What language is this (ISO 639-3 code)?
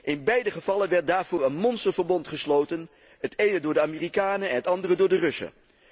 nld